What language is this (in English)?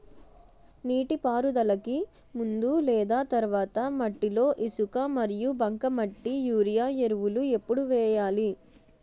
Telugu